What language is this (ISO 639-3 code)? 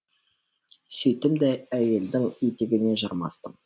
kaz